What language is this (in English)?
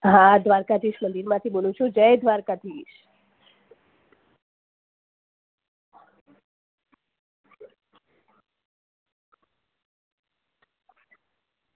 Gujarati